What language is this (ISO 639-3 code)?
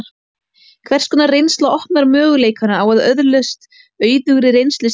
isl